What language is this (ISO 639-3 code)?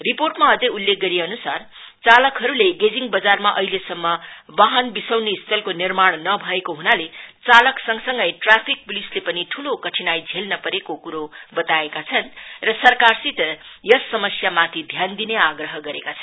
nep